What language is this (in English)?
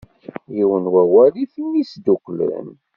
Kabyle